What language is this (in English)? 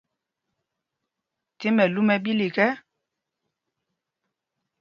Mpumpong